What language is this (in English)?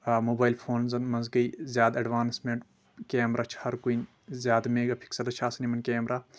Kashmiri